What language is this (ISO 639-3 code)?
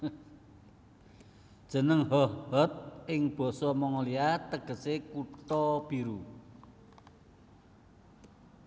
jav